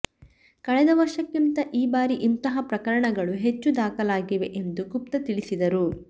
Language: Kannada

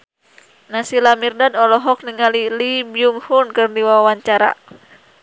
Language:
Sundanese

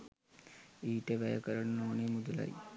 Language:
Sinhala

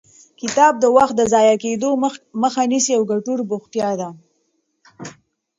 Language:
Pashto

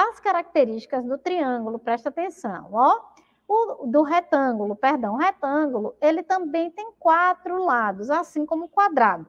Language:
Portuguese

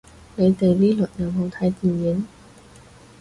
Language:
Cantonese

